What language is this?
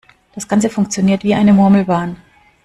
German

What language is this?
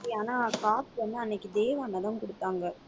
Tamil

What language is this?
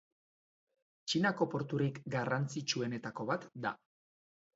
Basque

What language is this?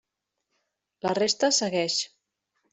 Catalan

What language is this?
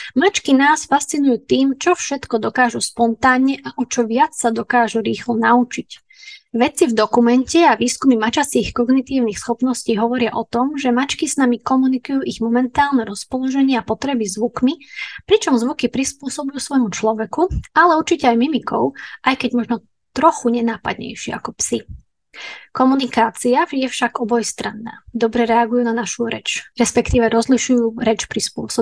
Slovak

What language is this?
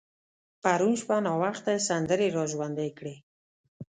Pashto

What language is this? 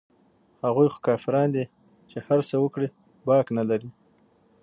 Pashto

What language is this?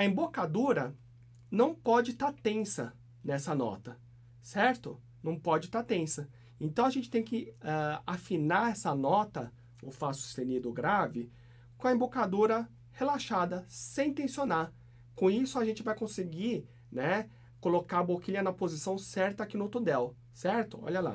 Portuguese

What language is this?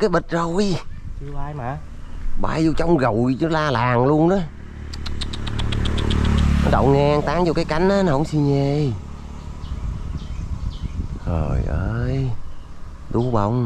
Vietnamese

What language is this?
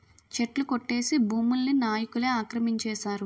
Telugu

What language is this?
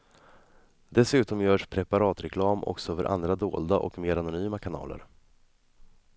Swedish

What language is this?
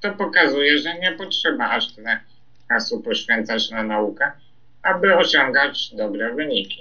Polish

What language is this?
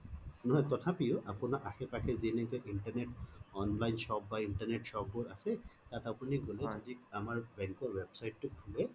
Assamese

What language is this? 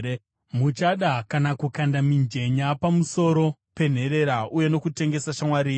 Shona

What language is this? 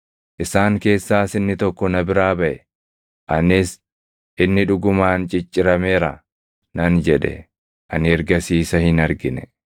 Oromo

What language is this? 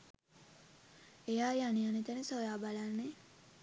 Sinhala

